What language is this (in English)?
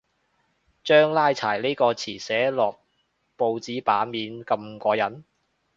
Cantonese